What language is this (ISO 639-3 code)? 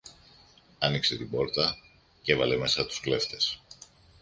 ell